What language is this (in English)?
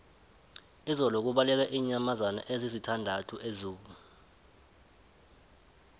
South Ndebele